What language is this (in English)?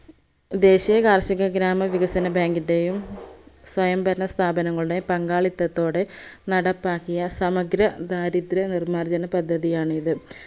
Malayalam